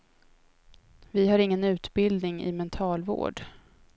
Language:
Swedish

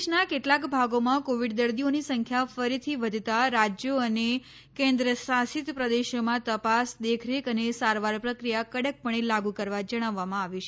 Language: Gujarati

